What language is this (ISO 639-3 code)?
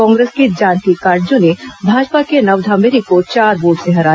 hin